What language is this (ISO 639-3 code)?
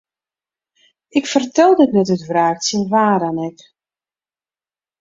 fry